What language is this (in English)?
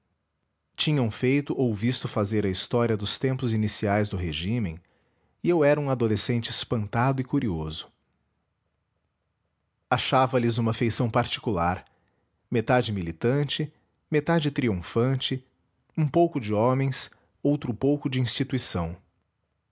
Portuguese